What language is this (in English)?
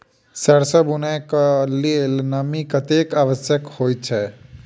Maithili